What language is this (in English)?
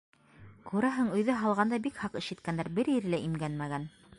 Bashkir